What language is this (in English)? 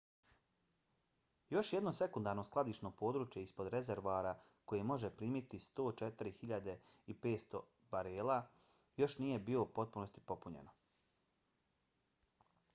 Bosnian